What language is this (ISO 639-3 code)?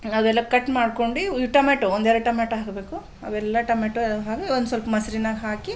kan